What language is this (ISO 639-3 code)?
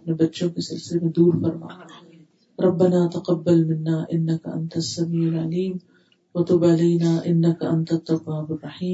urd